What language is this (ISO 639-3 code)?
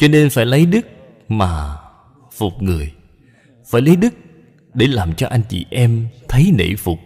vie